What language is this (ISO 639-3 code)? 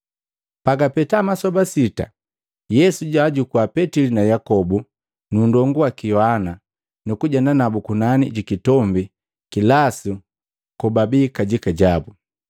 mgv